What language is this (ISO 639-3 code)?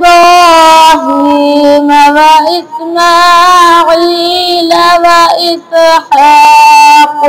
ara